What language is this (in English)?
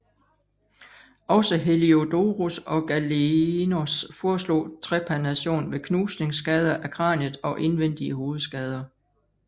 Danish